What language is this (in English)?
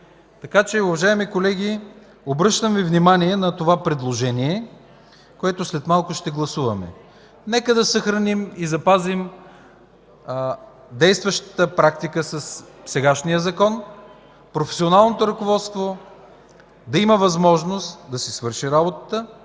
Bulgarian